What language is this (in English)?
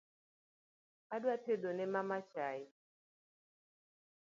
Luo (Kenya and Tanzania)